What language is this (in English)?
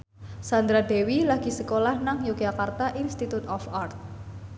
Javanese